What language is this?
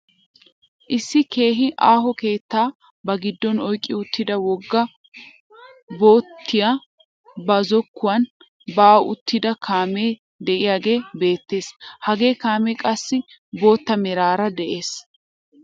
Wolaytta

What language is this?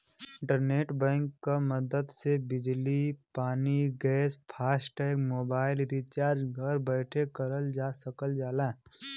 Bhojpuri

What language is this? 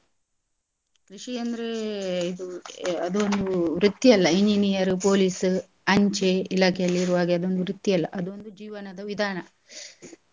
Kannada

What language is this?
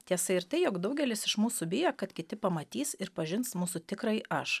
Lithuanian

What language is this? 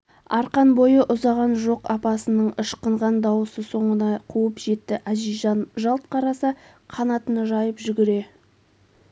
Kazakh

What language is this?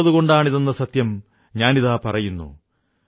Malayalam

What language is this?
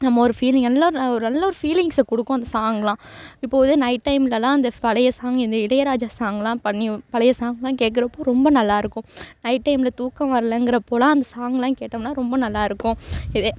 Tamil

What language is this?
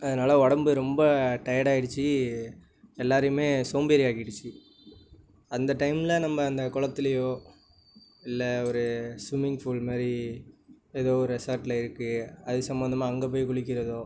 Tamil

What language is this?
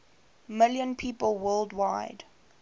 English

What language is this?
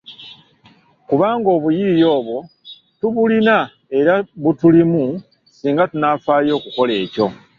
Ganda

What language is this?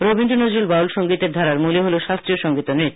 Bangla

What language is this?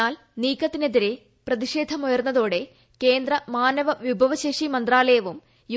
Malayalam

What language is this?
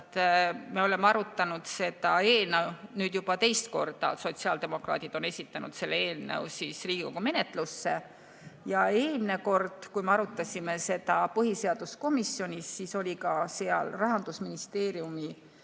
Estonian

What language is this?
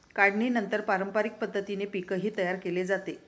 Marathi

